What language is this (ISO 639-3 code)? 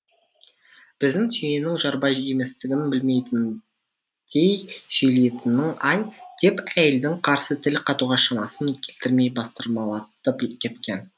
kaz